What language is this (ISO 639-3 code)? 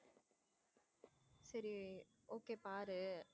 tam